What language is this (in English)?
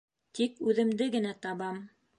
Bashkir